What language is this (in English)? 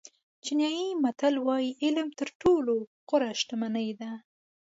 Pashto